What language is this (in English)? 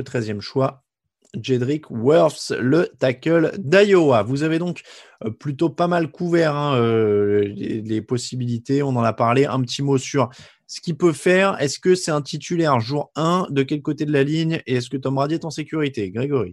French